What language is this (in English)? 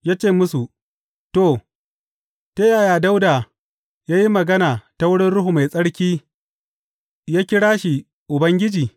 Hausa